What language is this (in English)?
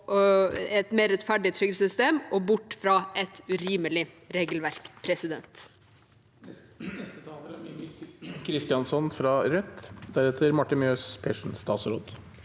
Norwegian